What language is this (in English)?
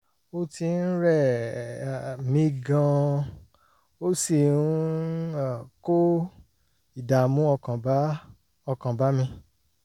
Yoruba